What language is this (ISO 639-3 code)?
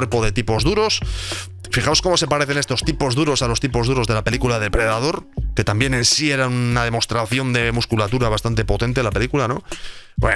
spa